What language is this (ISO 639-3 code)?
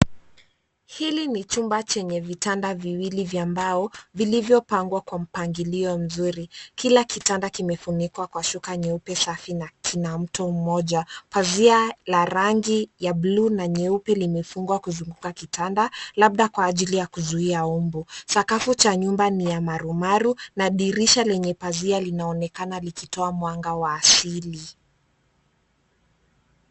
swa